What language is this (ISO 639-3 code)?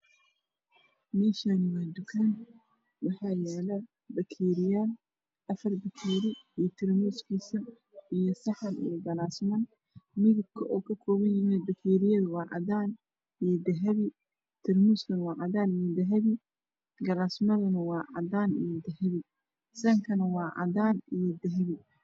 som